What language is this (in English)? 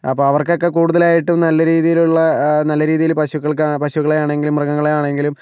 Malayalam